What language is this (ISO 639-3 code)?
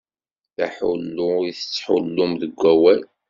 kab